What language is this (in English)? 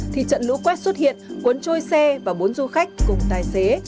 Vietnamese